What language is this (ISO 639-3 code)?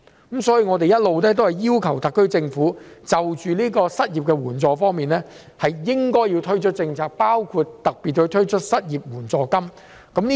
yue